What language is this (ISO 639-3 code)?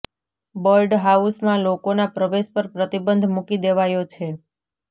guj